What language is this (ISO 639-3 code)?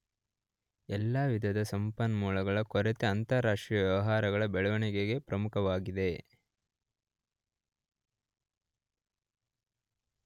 kan